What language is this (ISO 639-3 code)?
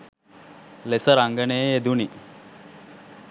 sin